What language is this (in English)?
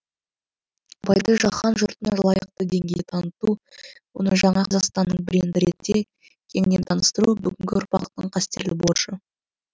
Kazakh